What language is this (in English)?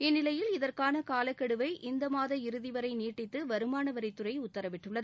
Tamil